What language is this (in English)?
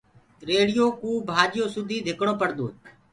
Gurgula